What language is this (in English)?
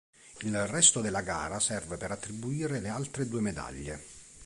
Italian